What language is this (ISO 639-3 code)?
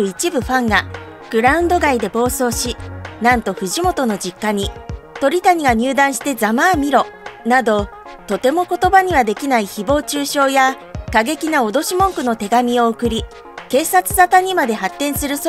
jpn